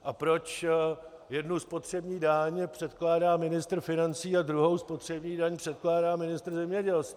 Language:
Czech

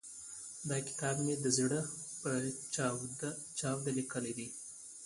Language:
Pashto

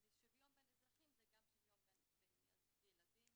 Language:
Hebrew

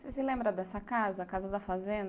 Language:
Portuguese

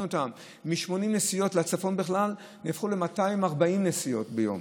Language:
Hebrew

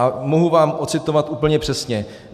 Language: Czech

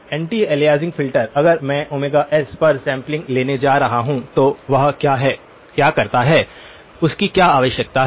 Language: Hindi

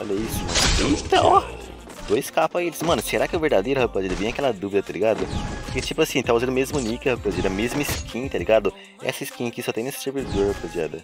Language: Portuguese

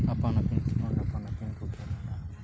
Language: Santali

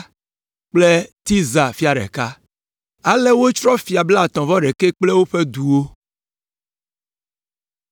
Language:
Ewe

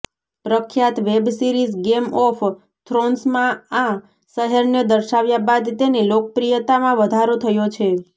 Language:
Gujarati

